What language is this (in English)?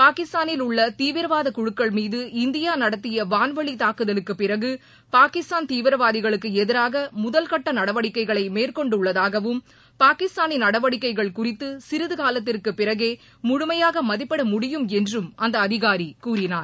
Tamil